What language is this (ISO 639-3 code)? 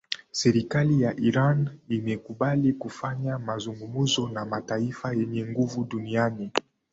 swa